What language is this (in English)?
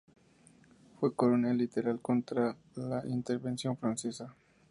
Spanish